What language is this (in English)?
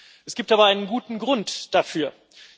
German